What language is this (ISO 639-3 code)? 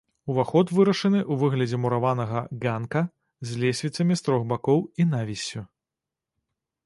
bel